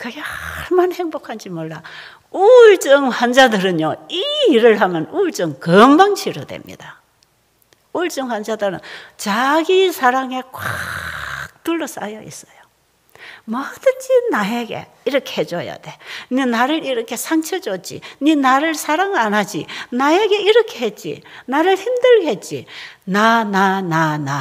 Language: Korean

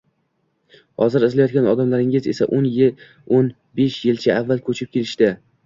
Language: Uzbek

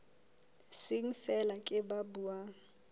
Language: Southern Sotho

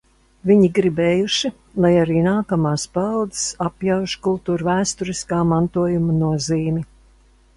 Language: Latvian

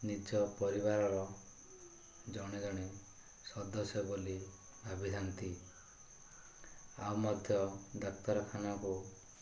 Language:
Odia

